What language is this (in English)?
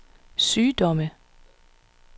Danish